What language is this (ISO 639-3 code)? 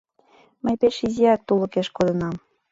chm